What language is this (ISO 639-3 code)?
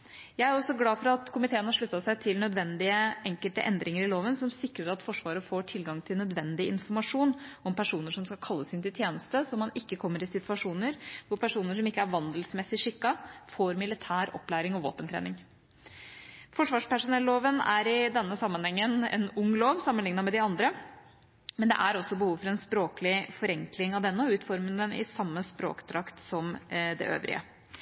nob